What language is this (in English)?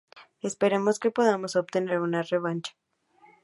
Spanish